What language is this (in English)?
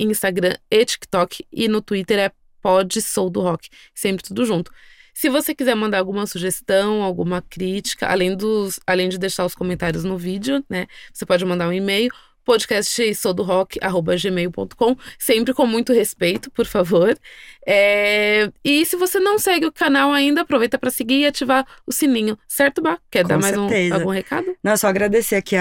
Portuguese